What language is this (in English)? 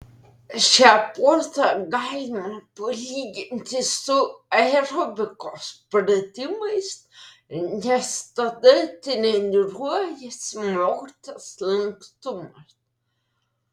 Lithuanian